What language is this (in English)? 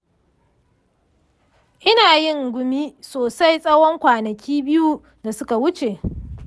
Hausa